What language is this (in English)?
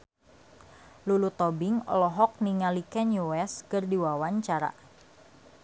Sundanese